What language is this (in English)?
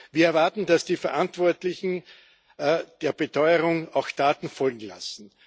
German